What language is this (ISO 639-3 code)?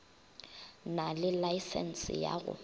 nso